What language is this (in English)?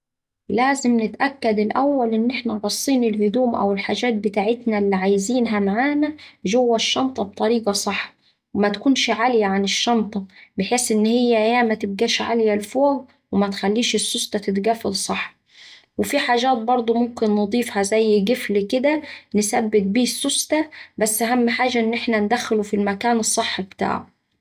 Saidi Arabic